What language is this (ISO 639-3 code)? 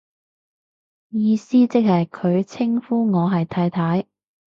yue